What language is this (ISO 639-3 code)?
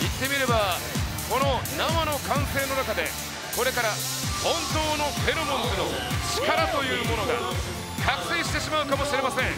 jpn